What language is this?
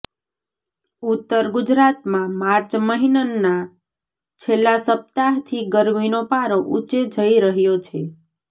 Gujarati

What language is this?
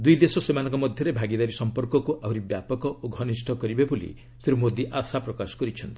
Odia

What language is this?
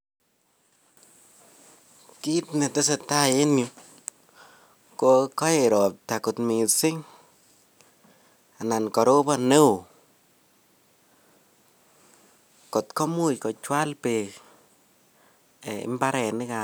Kalenjin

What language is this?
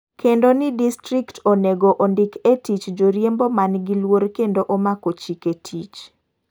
Luo (Kenya and Tanzania)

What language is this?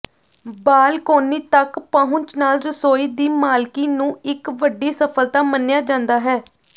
Punjabi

